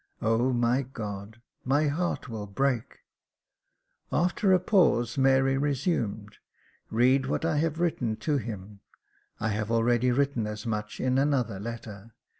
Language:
English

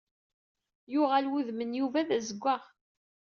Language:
Kabyle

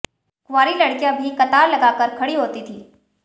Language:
Hindi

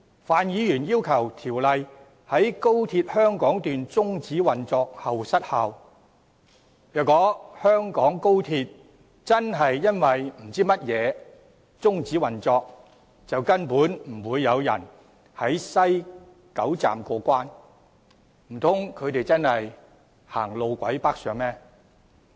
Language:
Cantonese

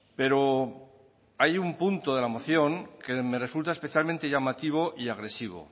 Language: Spanish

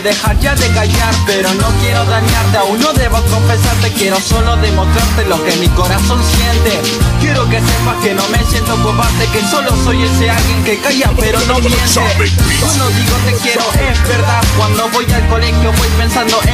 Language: Spanish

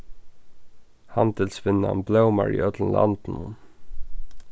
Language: Faroese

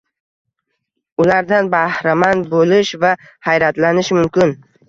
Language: Uzbek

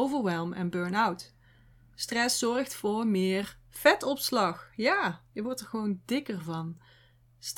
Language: Dutch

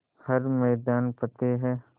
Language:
Hindi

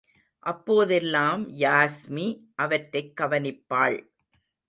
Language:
Tamil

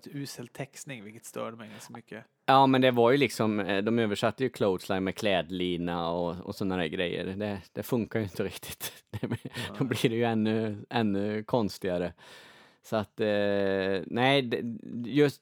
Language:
Swedish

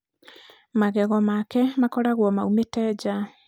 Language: Kikuyu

